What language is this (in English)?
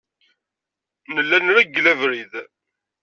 Kabyle